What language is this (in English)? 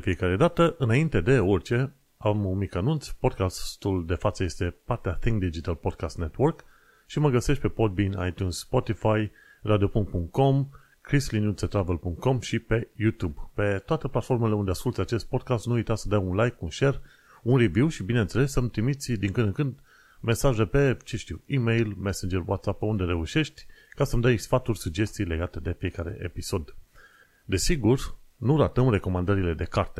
Romanian